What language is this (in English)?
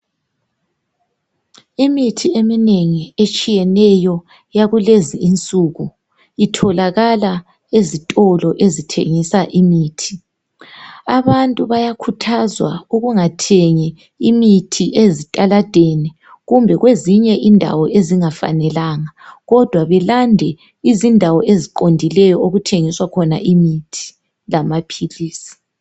North Ndebele